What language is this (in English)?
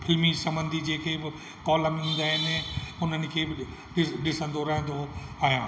Sindhi